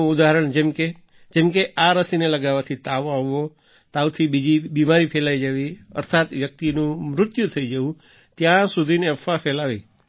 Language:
Gujarati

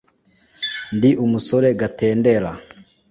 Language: Kinyarwanda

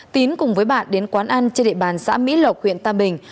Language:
Vietnamese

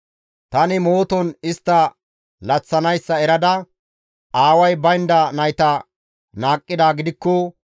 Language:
Gamo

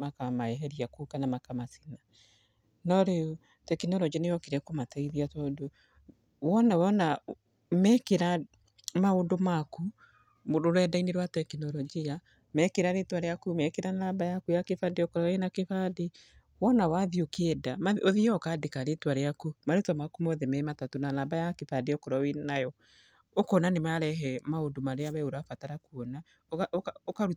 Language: Kikuyu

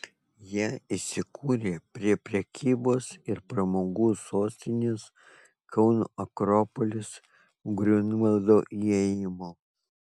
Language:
Lithuanian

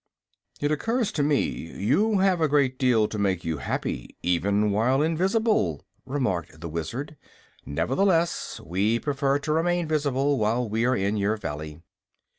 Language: English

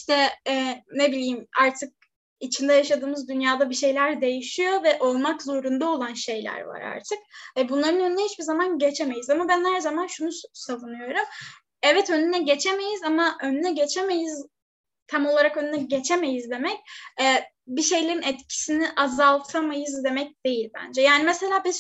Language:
Turkish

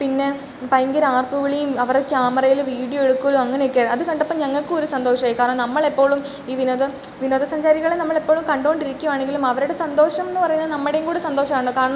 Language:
Malayalam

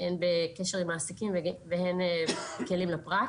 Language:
Hebrew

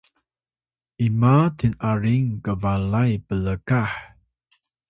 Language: Atayal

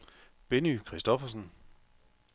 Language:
Danish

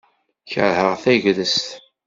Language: Kabyle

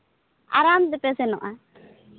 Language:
Santali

